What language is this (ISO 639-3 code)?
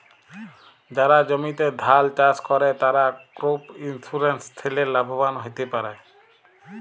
ben